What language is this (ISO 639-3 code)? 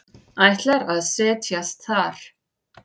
isl